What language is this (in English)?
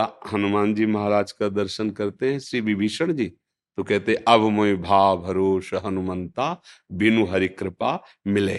Hindi